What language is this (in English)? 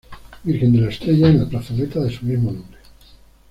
Spanish